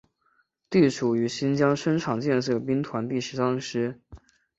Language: Chinese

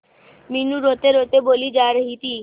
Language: Hindi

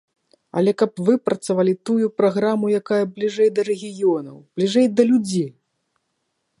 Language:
Belarusian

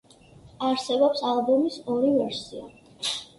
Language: Georgian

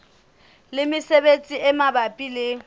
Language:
Southern Sotho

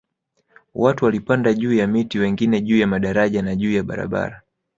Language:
Swahili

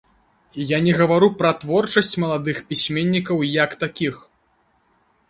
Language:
Belarusian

